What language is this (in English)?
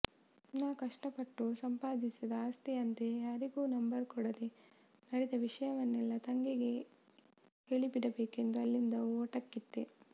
Kannada